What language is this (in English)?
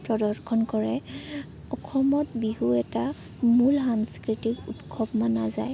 Assamese